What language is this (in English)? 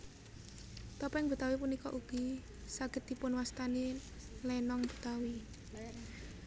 Javanese